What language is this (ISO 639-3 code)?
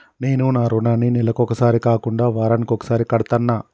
tel